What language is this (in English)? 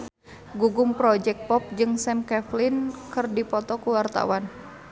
Sundanese